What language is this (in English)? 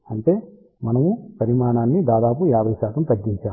Telugu